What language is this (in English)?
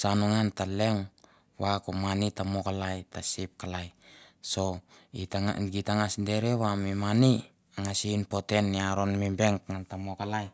Mandara